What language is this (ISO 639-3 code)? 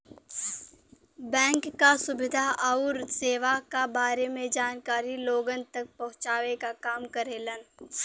bho